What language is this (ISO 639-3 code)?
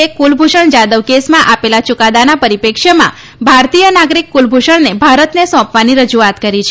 guj